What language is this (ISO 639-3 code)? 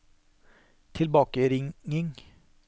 nor